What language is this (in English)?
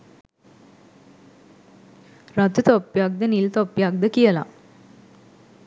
Sinhala